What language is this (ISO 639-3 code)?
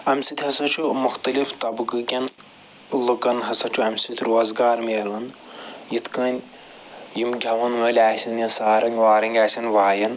kas